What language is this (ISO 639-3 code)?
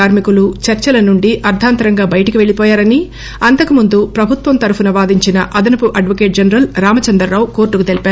tel